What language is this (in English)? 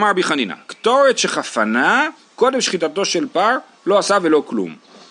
Hebrew